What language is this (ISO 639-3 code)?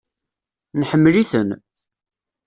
kab